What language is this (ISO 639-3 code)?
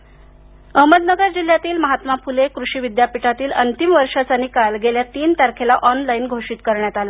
mar